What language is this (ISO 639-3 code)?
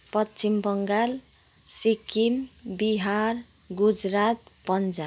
nep